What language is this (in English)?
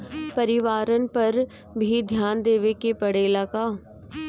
Bhojpuri